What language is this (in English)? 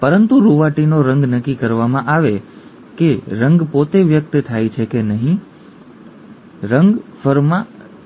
Gujarati